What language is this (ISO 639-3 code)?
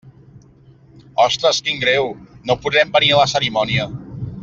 cat